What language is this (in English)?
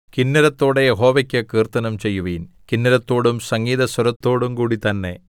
Malayalam